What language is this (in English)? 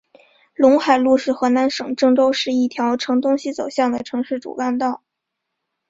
Chinese